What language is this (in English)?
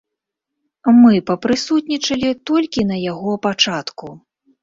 Belarusian